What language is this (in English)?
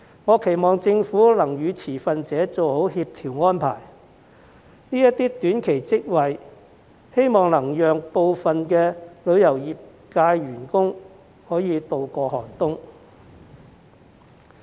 Cantonese